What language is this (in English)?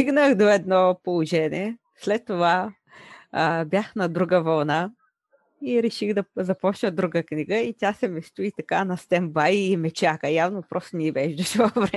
Bulgarian